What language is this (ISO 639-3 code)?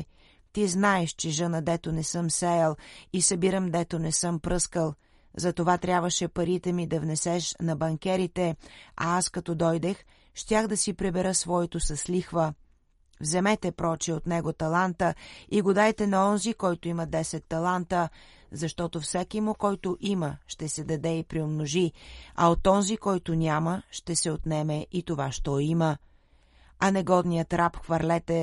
bul